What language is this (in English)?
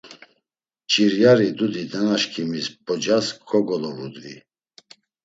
Laz